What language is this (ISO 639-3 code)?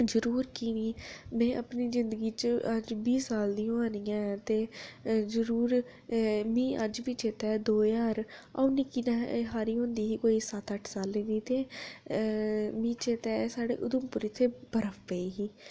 doi